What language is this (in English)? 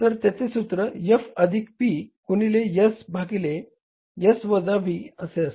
Marathi